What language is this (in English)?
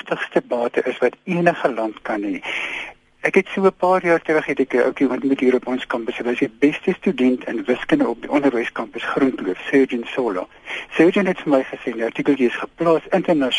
Malay